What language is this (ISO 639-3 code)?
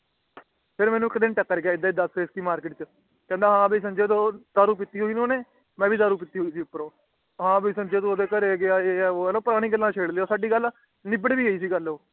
pan